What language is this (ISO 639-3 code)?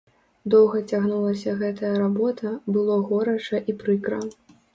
bel